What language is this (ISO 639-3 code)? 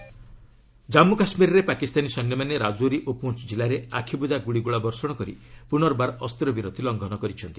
ori